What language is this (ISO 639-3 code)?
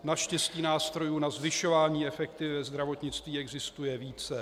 ces